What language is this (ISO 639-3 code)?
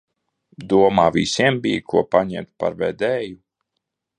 lav